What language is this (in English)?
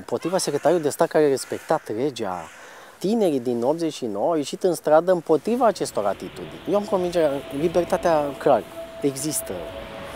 Romanian